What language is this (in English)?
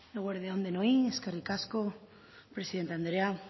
Basque